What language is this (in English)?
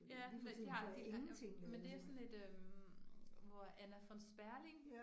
Danish